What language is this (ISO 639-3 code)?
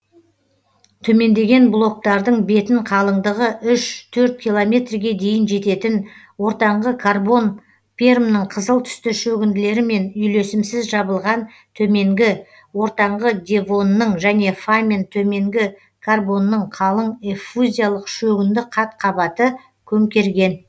kaz